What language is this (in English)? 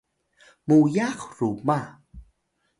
Atayal